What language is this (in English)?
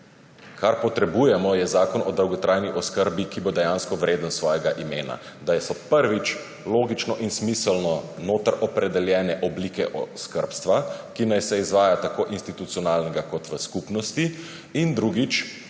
Slovenian